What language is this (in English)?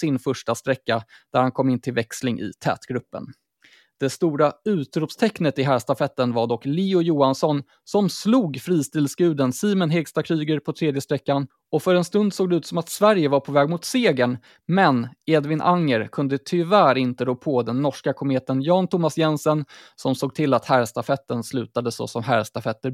Swedish